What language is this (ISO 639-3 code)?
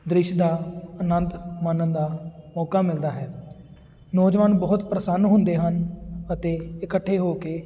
pan